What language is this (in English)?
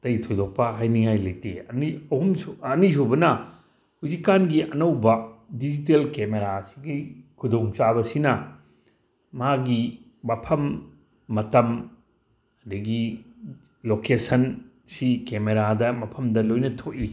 Manipuri